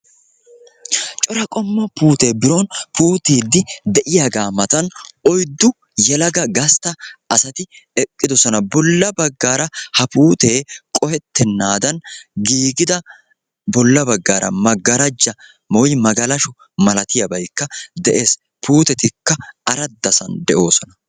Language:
Wolaytta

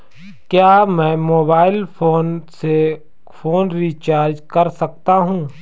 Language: Hindi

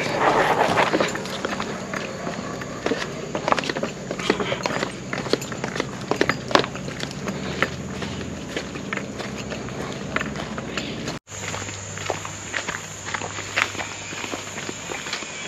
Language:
Romanian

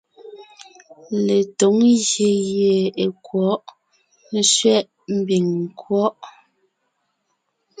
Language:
Ngiemboon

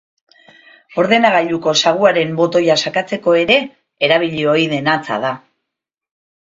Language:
Basque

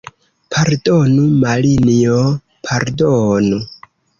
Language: Esperanto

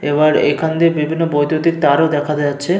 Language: Bangla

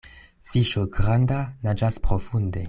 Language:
Esperanto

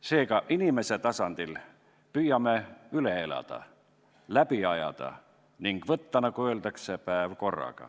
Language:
Estonian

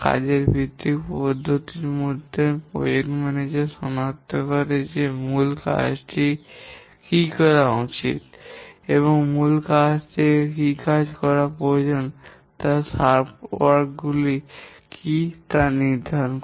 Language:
Bangla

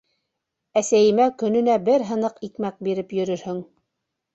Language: Bashkir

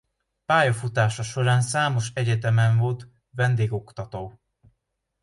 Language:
Hungarian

